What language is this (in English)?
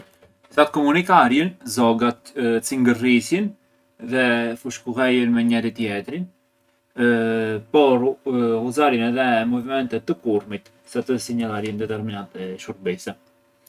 Arbëreshë Albanian